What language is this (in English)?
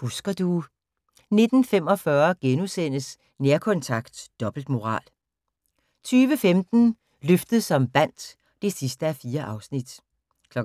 Danish